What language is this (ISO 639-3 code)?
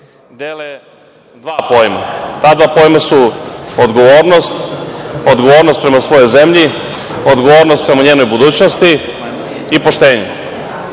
srp